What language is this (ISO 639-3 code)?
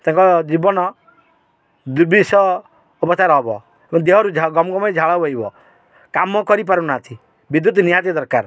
ori